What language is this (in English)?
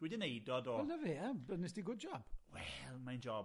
Welsh